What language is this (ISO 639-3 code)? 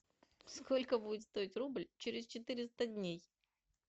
rus